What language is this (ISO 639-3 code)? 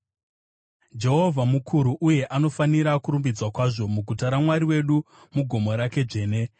sna